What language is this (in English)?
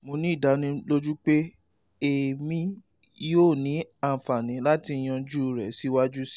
Yoruba